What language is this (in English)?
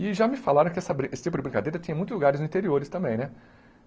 Portuguese